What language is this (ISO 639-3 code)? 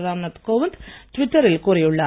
tam